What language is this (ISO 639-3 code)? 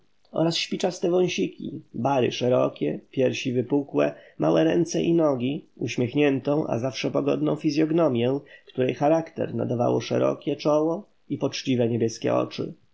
pol